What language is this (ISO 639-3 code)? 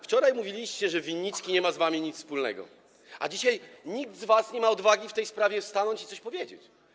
pol